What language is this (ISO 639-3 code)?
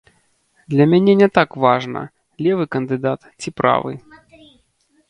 bel